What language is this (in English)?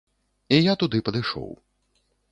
Belarusian